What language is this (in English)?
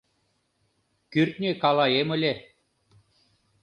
Mari